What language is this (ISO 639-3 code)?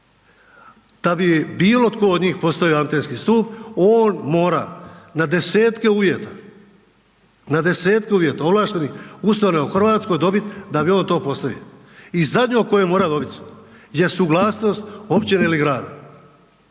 hrv